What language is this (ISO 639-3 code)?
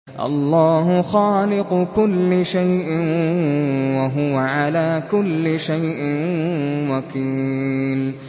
ara